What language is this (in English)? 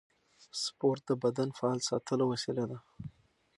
Pashto